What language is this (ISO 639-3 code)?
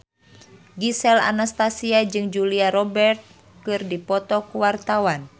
sun